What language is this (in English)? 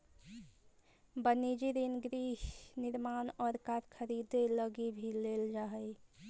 Magahi